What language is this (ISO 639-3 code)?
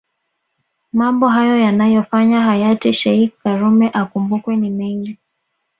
swa